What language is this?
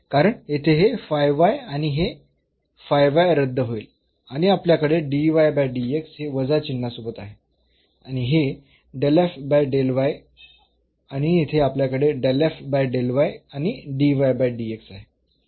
Marathi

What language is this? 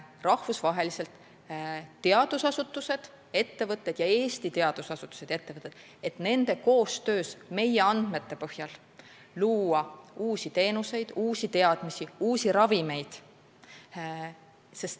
Estonian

